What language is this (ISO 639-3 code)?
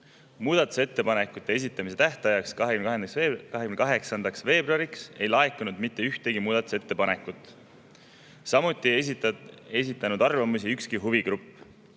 est